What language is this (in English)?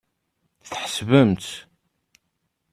Kabyle